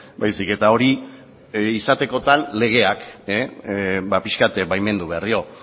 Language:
Basque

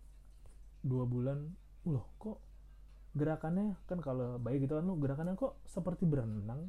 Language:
Indonesian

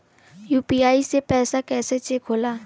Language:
Bhojpuri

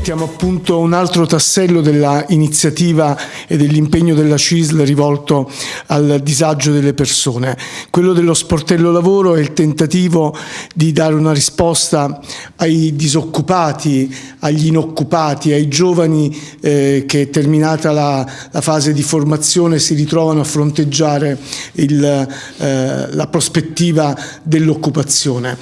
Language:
Italian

